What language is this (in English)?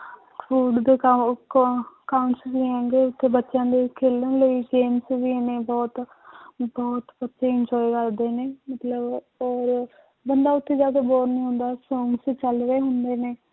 Punjabi